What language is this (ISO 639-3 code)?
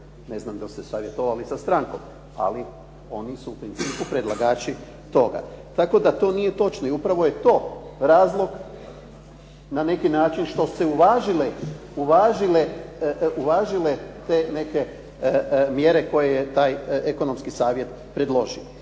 hrv